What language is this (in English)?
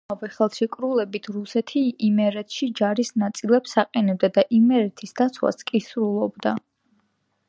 Georgian